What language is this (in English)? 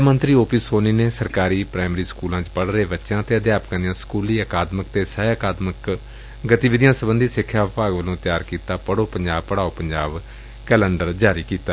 Punjabi